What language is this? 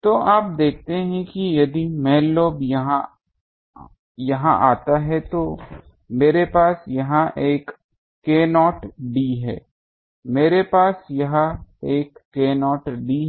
Hindi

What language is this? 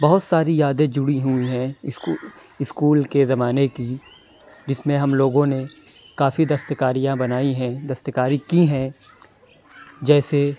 Urdu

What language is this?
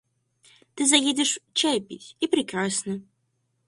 Russian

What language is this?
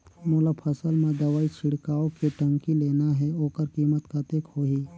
Chhattisgarhi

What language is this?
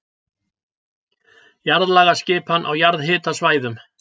Icelandic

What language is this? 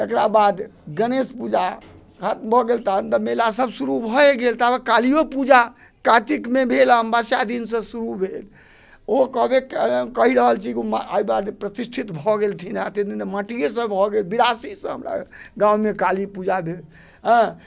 Maithili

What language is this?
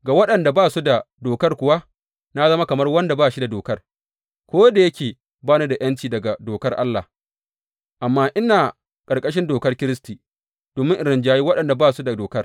Hausa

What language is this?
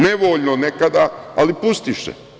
Serbian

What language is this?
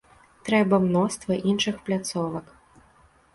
Belarusian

